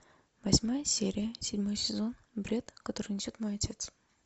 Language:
Russian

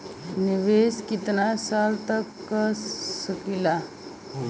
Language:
Bhojpuri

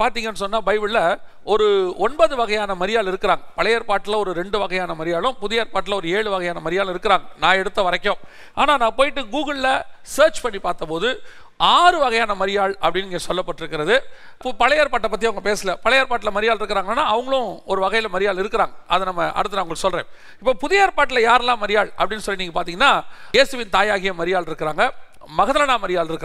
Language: Tamil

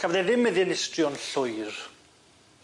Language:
Welsh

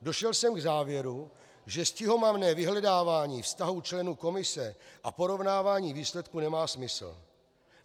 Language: Czech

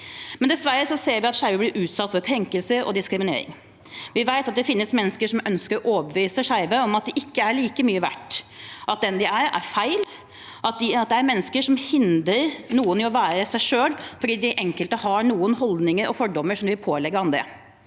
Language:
Norwegian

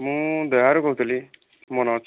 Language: Odia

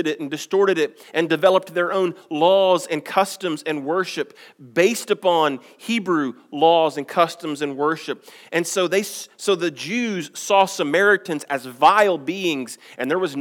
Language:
English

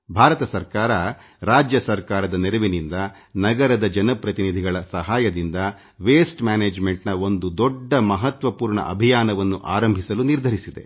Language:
Kannada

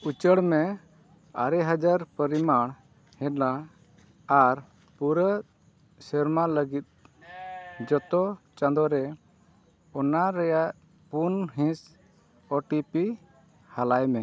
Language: Santali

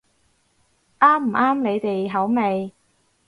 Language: Cantonese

